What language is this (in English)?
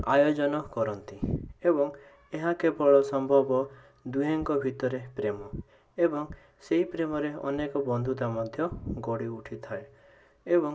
Odia